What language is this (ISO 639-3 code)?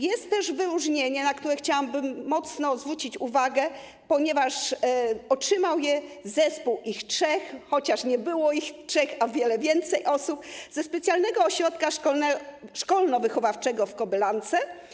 pol